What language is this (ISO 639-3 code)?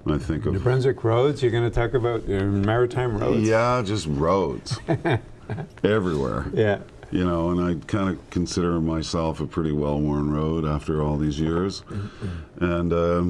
eng